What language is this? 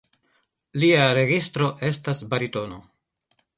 Esperanto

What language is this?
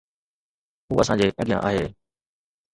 Sindhi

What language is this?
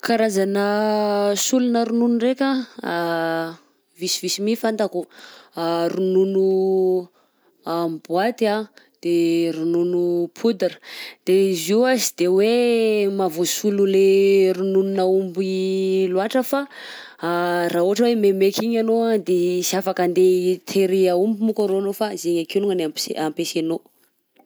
Southern Betsimisaraka Malagasy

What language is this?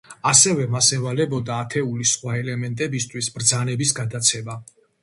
Georgian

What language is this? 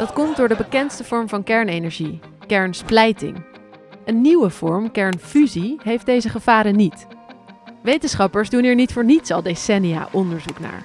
Dutch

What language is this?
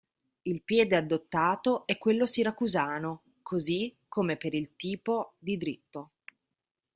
Italian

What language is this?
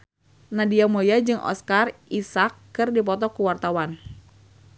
Sundanese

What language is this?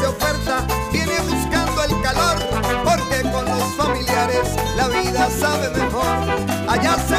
Spanish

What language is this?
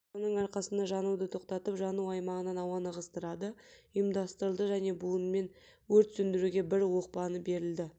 Kazakh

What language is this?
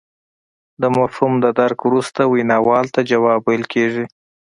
Pashto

